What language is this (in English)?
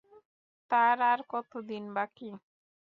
Bangla